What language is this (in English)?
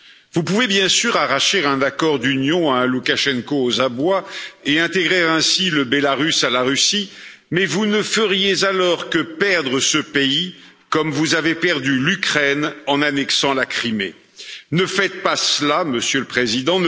French